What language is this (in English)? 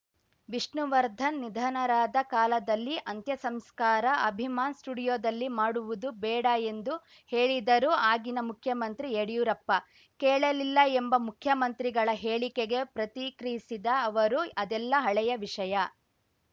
Kannada